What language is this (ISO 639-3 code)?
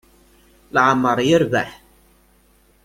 kab